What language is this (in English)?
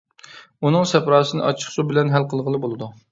Uyghur